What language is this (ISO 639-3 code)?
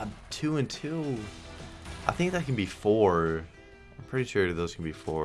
eng